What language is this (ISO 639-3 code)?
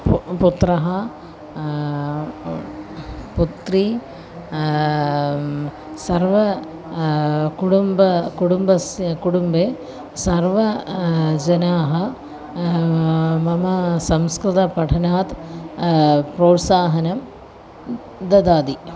san